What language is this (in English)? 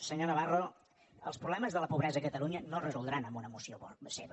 Catalan